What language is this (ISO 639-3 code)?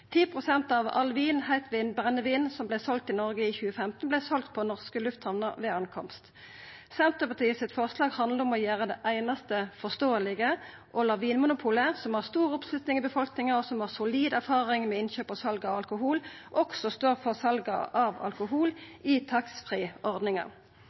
nno